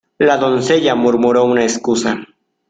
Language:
Spanish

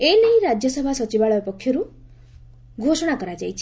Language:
Odia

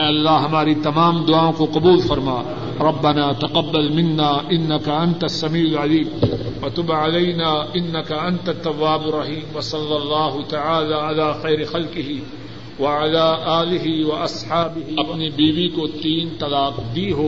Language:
Urdu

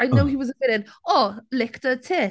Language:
Welsh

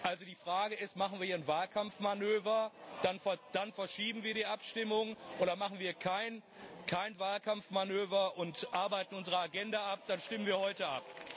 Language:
German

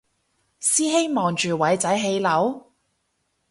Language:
Cantonese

